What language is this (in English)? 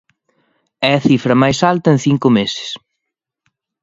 Galician